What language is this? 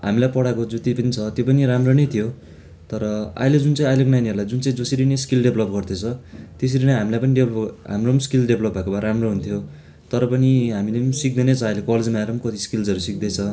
Nepali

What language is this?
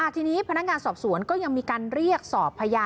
Thai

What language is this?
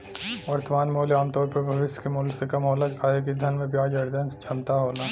Bhojpuri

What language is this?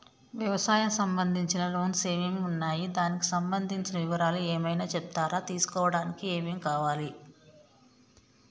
Telugu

